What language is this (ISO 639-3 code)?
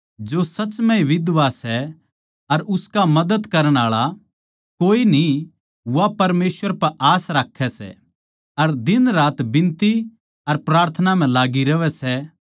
bgc